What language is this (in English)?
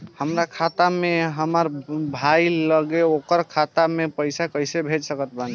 Bhojpuri